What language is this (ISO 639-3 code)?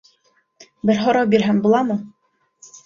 bak